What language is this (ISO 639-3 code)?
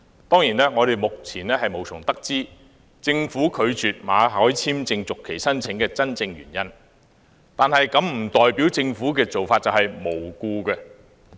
yue